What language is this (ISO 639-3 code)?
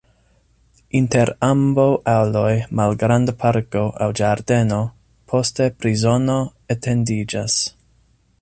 epo